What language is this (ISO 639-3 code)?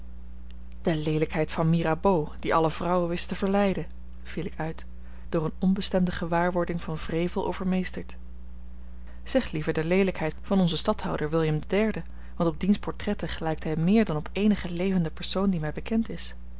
nld